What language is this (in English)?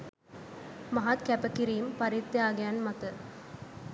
Sinhala